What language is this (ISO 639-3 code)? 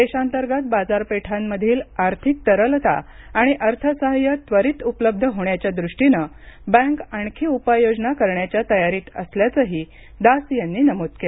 mar